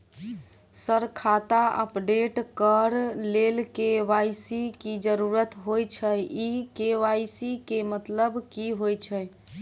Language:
Maithili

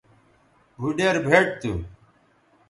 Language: Bateri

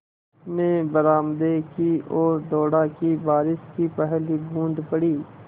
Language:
Hindi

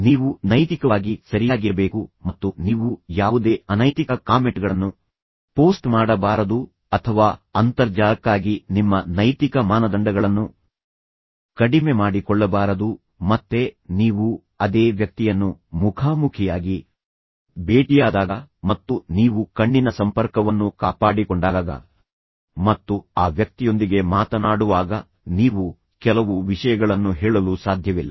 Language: Kannada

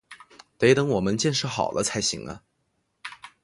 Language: Chinese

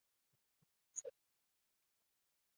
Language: Chinese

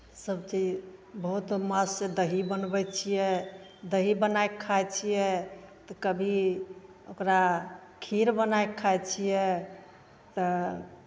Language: Maithili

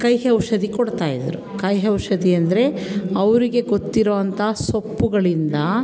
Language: Kannada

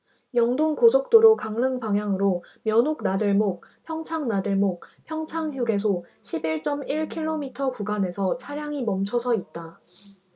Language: Korean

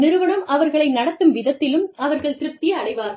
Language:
Tamil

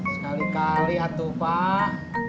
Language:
Indonesian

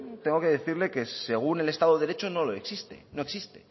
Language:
Spanish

